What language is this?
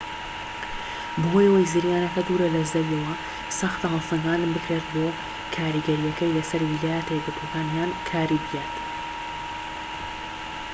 Central Kurdish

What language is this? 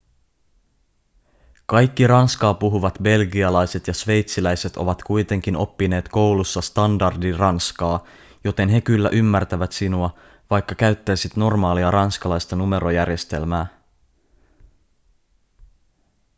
Finnish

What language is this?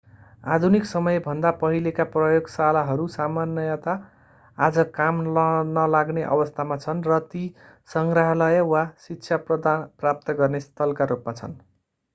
Nepali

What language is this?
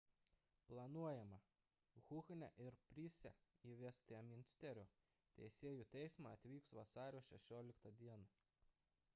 Lithuanian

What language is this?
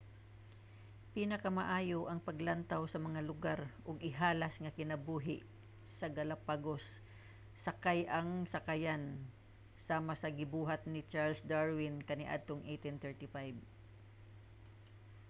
Cebuano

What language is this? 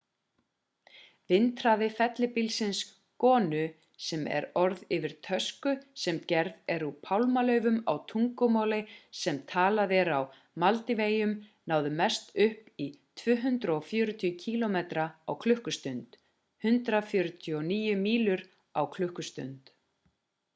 Icelandic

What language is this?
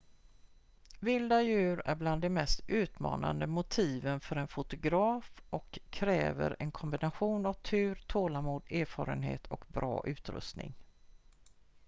Swedish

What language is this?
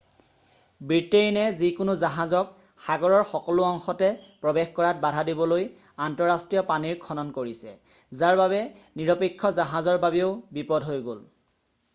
Assamese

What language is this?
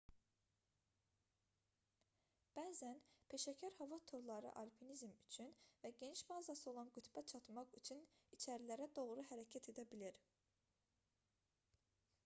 Azerbaijani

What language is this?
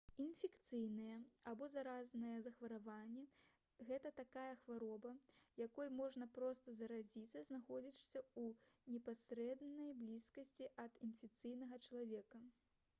Belarusian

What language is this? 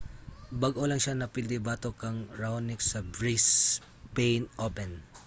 Cebuano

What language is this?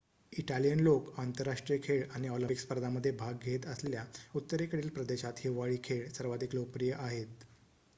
Marathi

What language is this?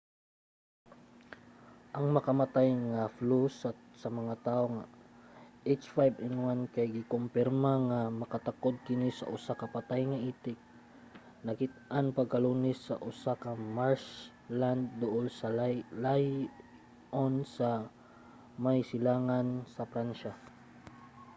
Cebuano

